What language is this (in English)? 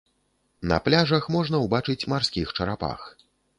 Belarusian